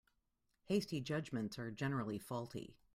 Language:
English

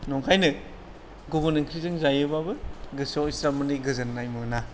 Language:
Bodo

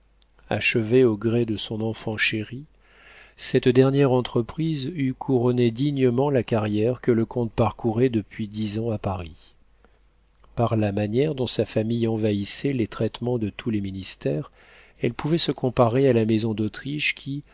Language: French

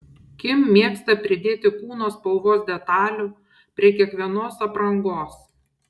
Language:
Lithuanian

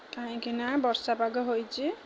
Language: Odia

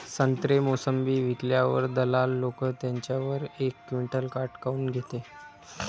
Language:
Marathi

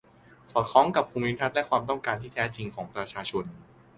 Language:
Thai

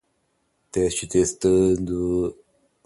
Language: Portuguese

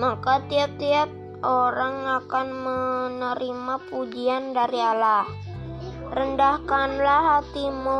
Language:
Indonesian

